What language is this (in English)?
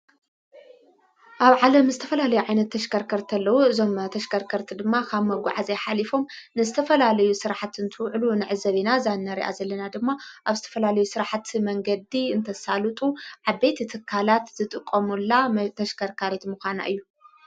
Tigrinya